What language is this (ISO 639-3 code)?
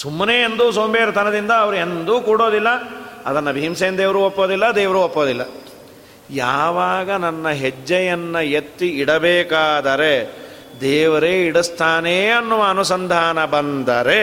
kan